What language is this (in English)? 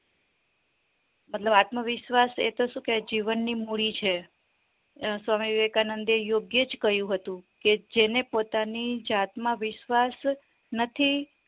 Gujarati